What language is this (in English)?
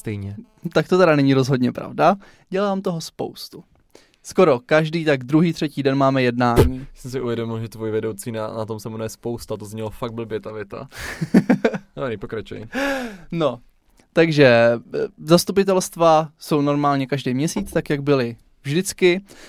Czech